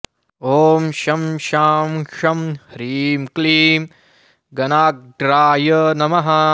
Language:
Sanskrit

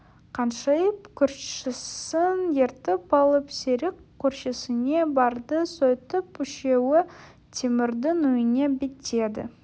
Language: Kazakh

